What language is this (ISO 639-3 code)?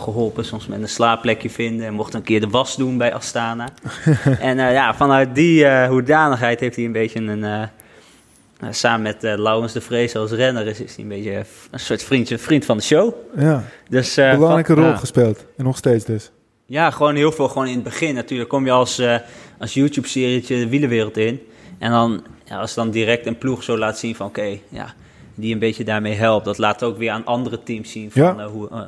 nld